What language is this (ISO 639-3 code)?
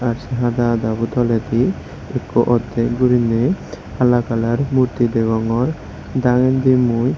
ccp